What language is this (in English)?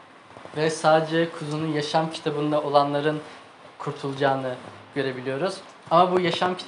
Turkish